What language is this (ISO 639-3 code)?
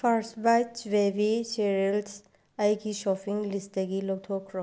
mni